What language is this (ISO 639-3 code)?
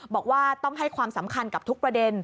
tha